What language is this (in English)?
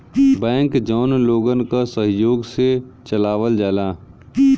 Bhojpuri